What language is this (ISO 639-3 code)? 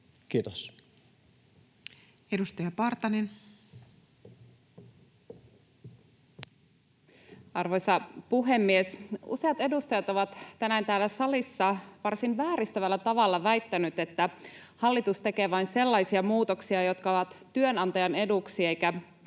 fin